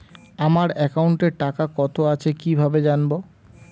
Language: Bangla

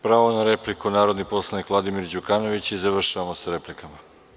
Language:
Serbian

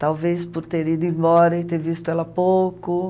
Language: Portuguese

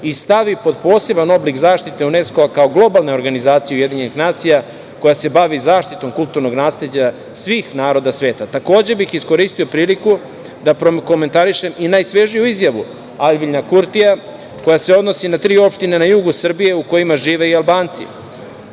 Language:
Serbian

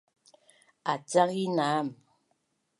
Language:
Bunun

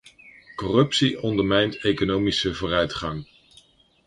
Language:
Dutch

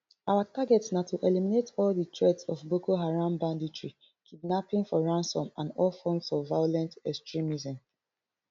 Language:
Nigerian Pidgin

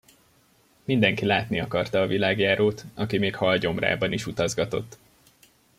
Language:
Hungarian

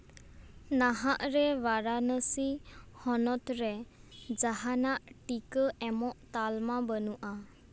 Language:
Santali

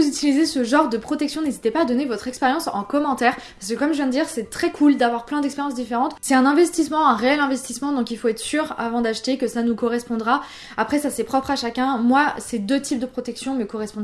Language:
French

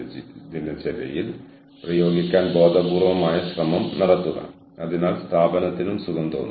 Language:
Malayalam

